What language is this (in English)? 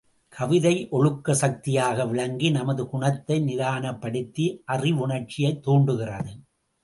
Tamil